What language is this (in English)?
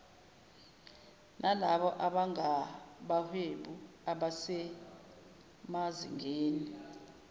Zulu